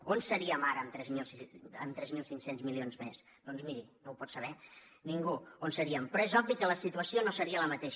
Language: Catalan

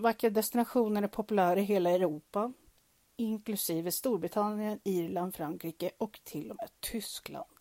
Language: Swedish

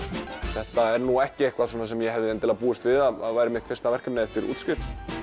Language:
Icelandic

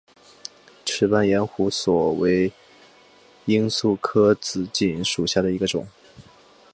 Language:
Chinese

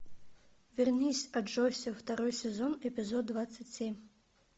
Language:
Russian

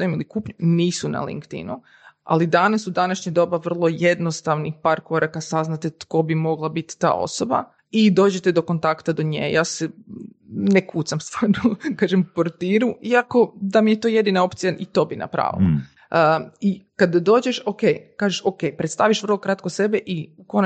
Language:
Croatian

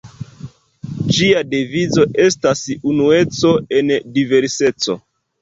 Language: Esperanto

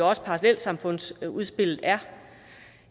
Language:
Danish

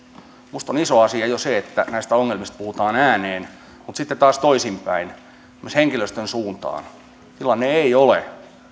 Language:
Finnish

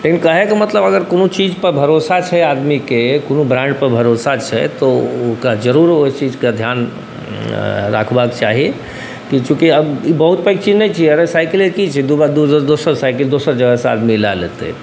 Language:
Maithili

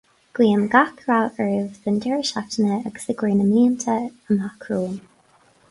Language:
Irish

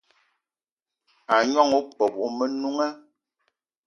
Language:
Eton (Cameroon)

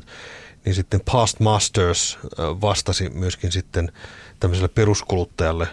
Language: Finnish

